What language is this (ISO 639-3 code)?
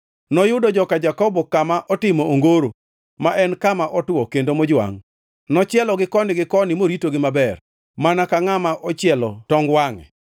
luo